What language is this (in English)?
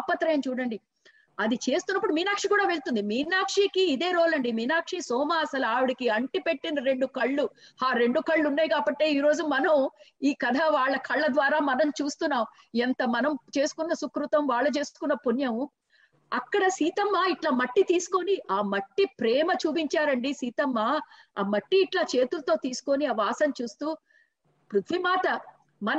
Telugu